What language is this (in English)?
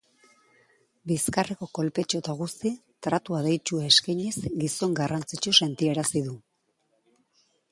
Basque